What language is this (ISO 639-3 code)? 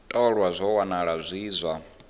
ven